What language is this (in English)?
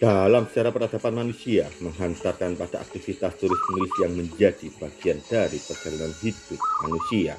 Indonesian